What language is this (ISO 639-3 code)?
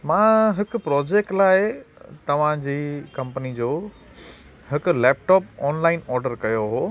snd